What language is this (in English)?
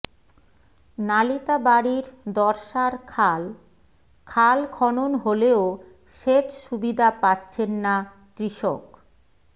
Bangla